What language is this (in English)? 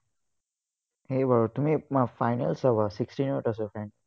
Assamese